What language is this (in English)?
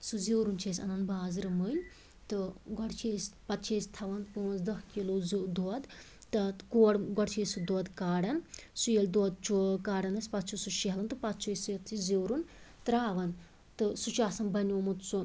Kashmiri